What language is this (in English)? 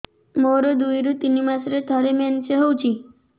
Odia